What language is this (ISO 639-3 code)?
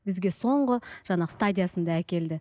kaz